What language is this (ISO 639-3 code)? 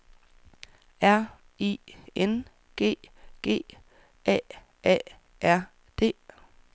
dan